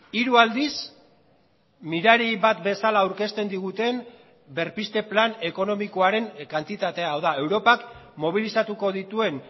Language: Basque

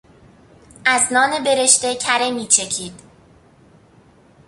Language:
Persian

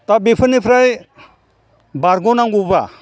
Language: Bodo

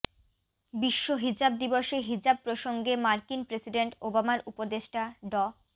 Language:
Bangla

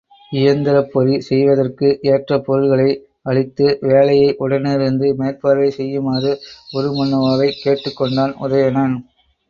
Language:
Tamil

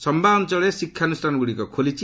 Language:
Odia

